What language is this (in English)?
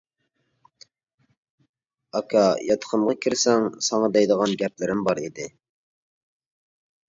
Uyghur